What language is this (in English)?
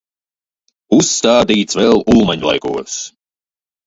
Latvian